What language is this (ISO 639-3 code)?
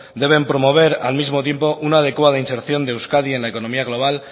spa